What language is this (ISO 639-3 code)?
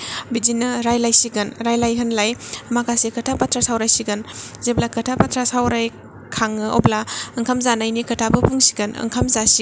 brx